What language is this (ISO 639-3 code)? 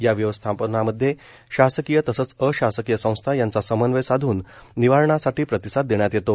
mar